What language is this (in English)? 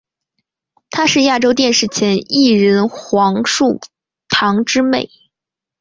Chinese